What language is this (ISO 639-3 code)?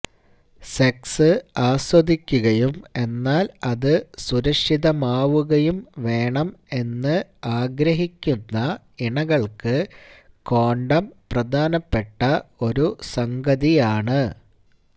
mal